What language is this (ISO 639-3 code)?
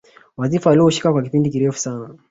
swa